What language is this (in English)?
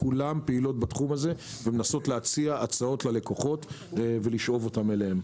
Hebrew